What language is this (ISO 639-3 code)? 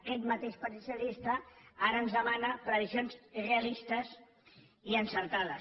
cat